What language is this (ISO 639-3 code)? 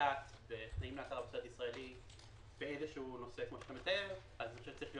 heb